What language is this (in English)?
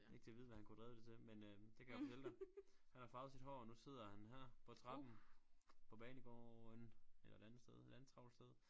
Danish